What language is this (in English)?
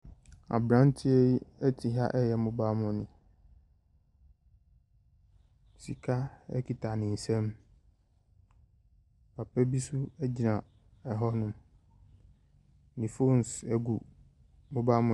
Akan